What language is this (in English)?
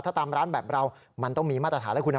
Thai